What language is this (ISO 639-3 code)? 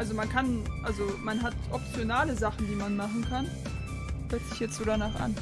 deu